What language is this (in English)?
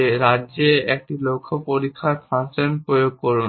Bangla